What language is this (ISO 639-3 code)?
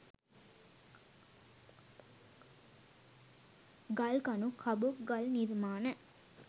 sin